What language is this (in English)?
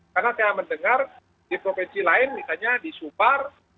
Indonesian